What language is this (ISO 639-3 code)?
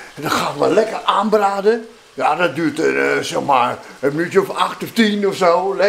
nld